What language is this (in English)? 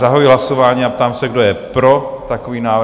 Czech